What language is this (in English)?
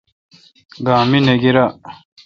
Kalkoti